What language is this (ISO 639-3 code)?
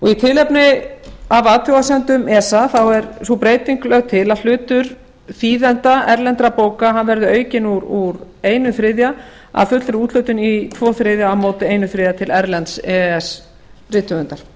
isl